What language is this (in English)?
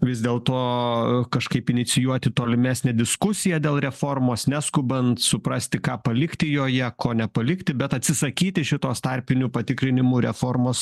Lithuanian